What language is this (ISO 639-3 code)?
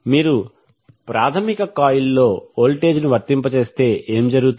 tel